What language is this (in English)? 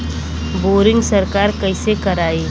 Bhojpuri